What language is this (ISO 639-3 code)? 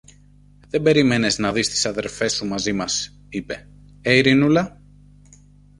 ell